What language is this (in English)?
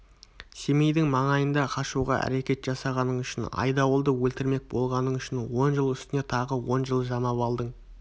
Kazakh